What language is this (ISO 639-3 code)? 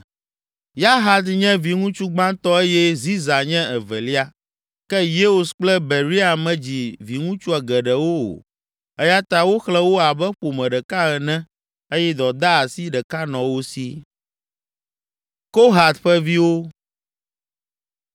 ewe